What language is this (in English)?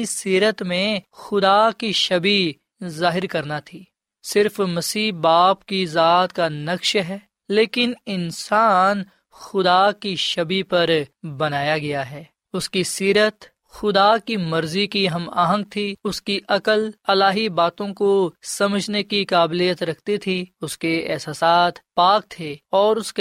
Urdu